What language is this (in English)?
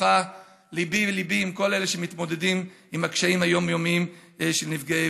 Hebrew